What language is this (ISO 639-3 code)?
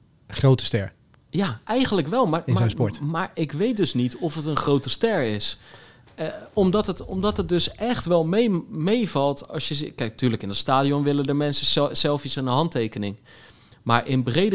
nld